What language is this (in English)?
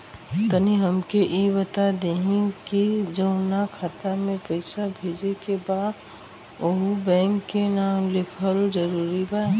Bhojpuri